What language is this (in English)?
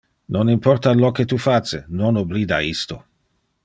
Interlingua